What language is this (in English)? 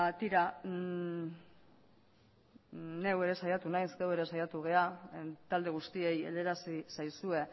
Basque